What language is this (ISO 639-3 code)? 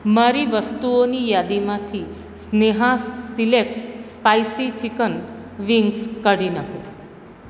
guj